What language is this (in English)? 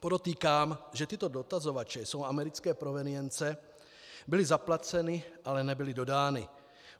Czech